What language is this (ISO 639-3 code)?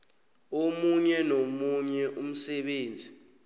nbl